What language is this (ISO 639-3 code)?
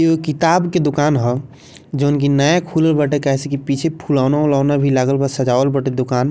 bho